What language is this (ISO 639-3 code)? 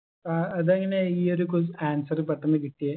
mal